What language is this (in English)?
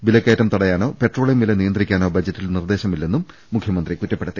Malayalam